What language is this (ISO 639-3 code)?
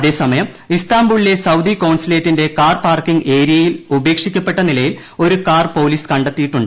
mal